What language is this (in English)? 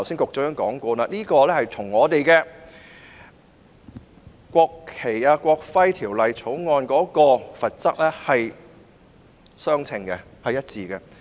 Cantonese